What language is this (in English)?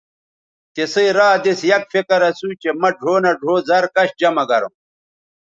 Bateri